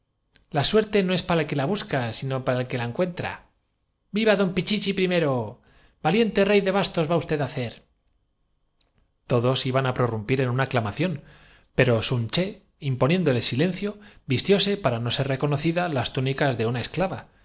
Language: Spanish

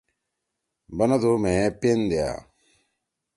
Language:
Torwali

